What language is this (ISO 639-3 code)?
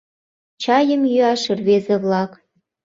chm